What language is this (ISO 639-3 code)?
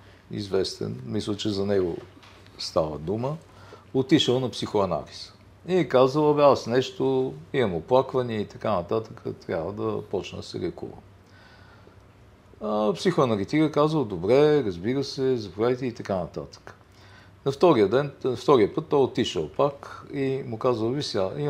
bul